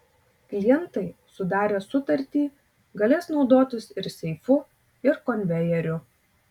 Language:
Lithuanian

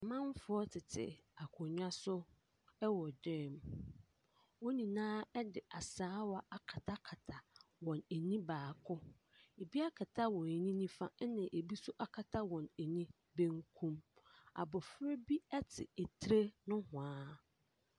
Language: Akan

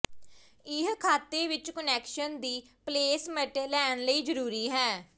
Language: Punjabi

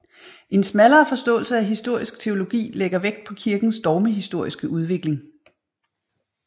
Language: Danish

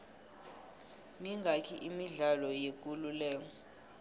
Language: South Ndebele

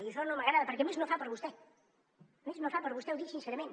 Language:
Catalan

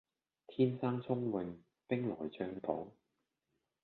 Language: Cantonese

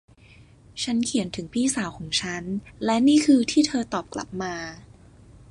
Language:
Thai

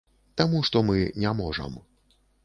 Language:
Belarusian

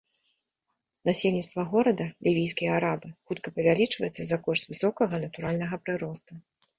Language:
Belarusian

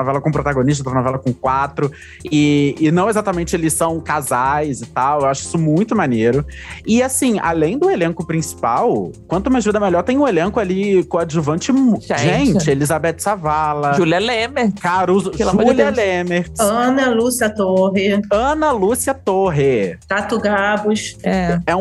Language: Portuguese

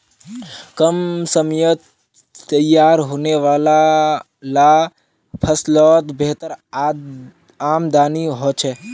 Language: Magahi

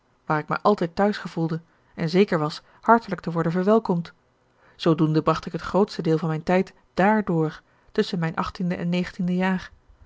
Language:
Dutch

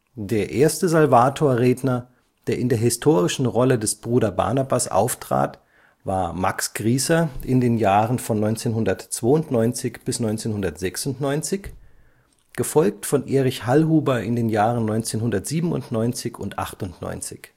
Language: German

